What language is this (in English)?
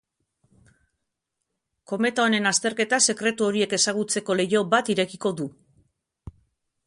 Basque